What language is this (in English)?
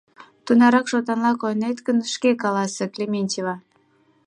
Mari